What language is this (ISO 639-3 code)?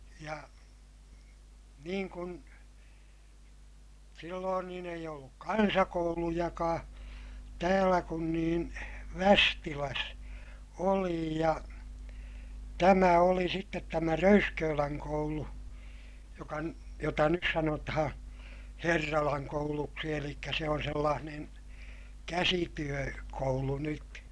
fin